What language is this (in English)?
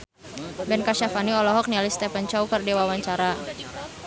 Sundanese